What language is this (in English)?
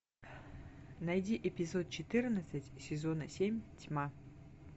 Russian